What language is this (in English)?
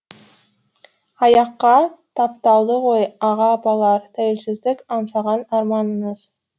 Kazakh